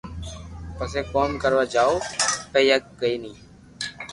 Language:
Loarki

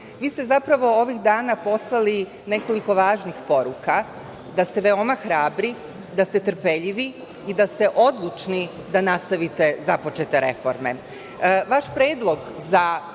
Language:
Serbian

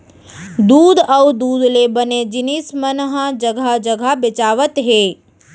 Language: Chhattisgarhi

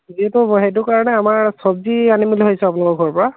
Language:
Assamese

